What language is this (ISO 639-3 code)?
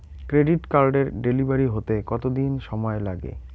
ben